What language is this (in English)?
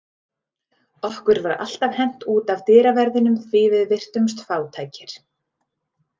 Icelandic